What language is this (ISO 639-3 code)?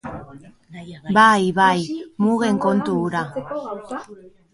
eus